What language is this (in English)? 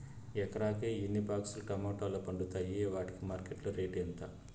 Telugu